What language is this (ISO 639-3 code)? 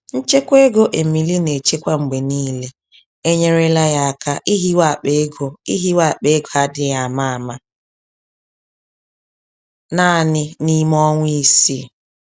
ibo